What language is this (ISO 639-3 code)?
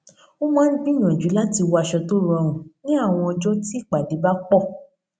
yor